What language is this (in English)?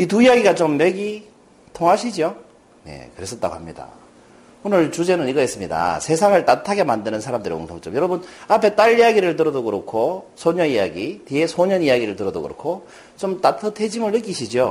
Korean